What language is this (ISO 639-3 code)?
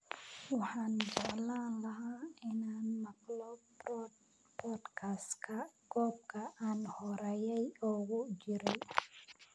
som